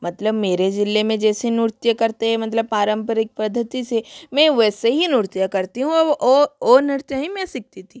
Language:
Hindi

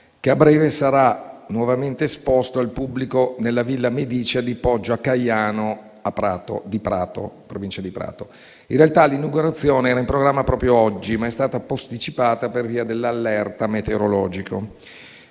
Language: Italian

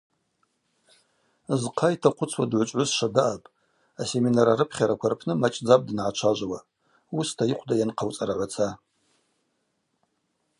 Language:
Abaza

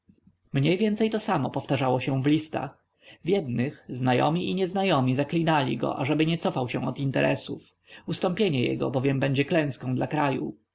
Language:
Polish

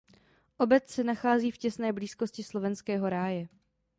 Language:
Czech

